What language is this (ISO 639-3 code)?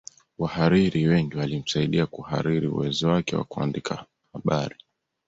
swa